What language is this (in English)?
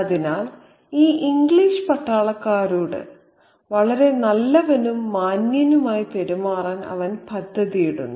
Malayalam